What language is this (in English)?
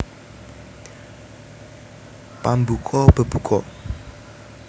Javanese